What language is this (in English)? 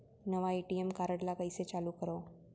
Chhattisgarhi